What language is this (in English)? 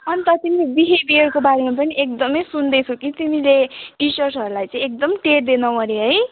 Nepali